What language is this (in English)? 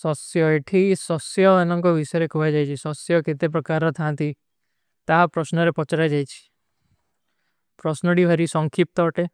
Kui (India)